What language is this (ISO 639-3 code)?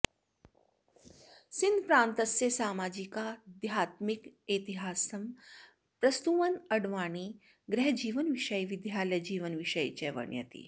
san